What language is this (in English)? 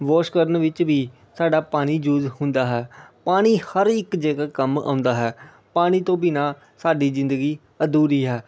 Punjabi